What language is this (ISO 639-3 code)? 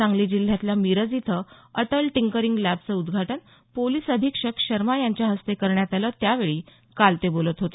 mar